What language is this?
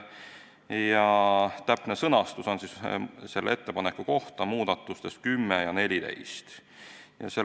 Estonian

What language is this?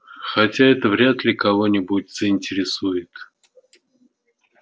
Russian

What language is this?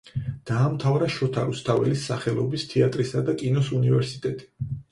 Georgian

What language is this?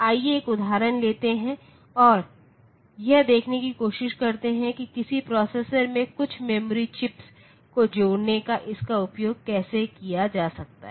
Hindi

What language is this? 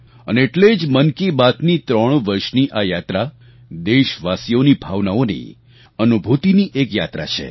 Gujarati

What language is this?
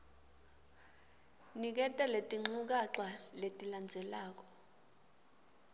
Swati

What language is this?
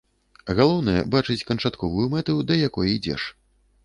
Belarusian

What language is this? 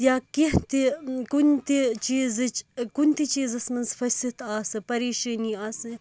Kashmiri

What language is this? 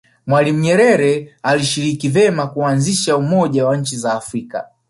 Swahili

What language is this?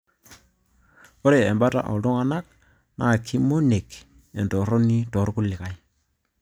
Masai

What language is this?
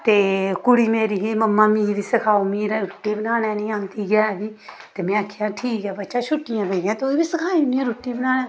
Dogri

